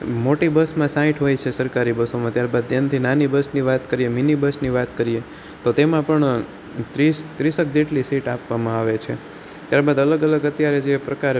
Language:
Gujarati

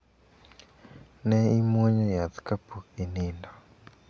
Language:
Luo (Kenya and Tanzania)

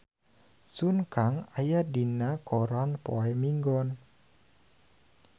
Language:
Sundanese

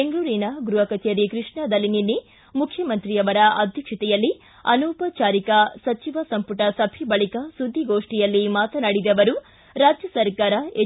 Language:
Kannada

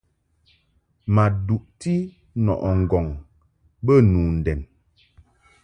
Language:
Mungaka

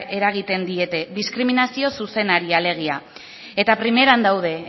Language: Basque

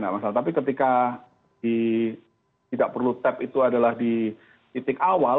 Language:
Indonesian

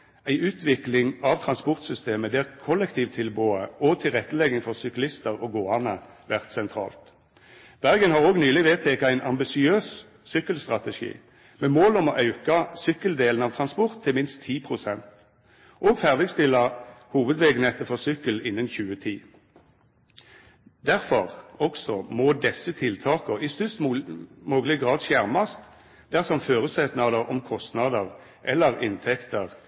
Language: Norwegian Nynorsk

